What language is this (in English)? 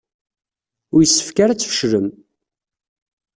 Kabyle